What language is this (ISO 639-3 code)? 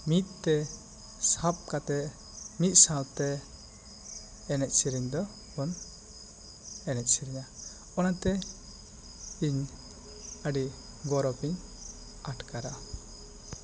sat